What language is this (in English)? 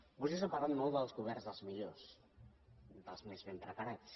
Catalan